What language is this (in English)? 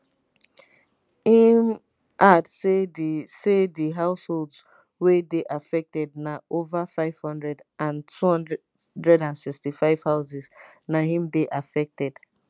Nigerian Pidgin